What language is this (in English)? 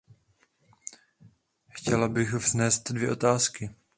Czech